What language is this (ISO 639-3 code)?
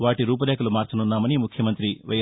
tel